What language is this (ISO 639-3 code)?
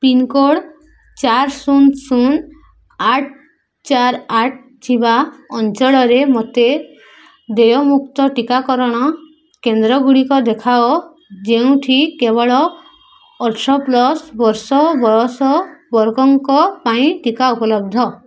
ori